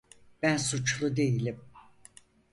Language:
Turkish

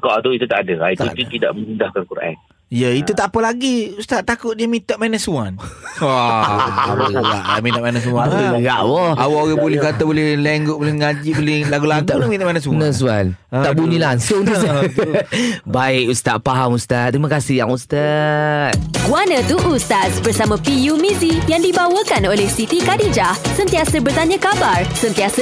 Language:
Malay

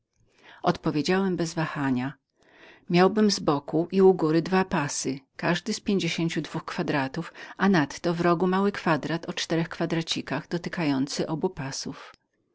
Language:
Polish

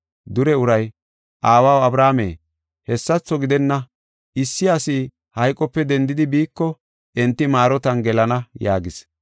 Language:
Gofa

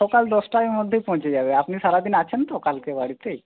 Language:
Bangla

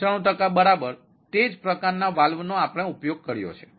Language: Gujarati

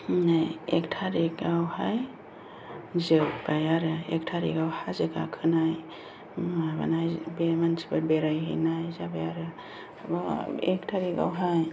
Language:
Bodo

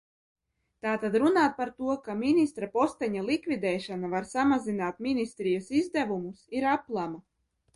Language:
Latvian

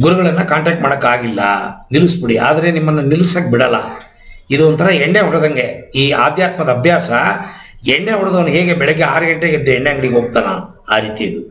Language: Italian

